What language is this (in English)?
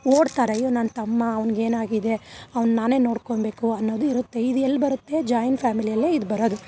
Kannada